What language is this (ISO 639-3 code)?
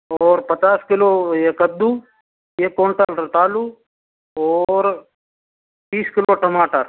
hin